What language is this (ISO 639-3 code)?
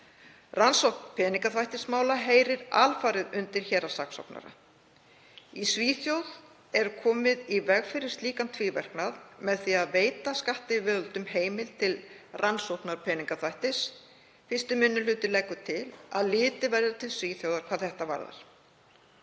isl